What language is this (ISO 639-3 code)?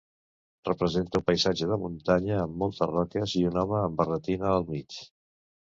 cat